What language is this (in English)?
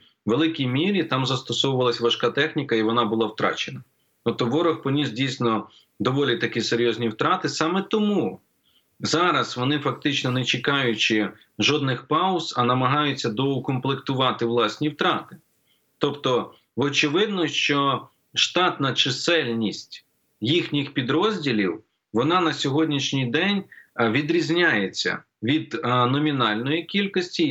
Ukrainian